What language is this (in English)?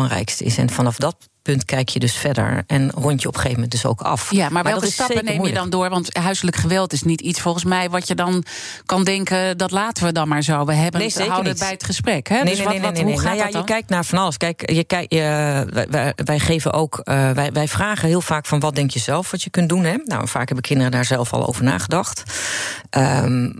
Dutch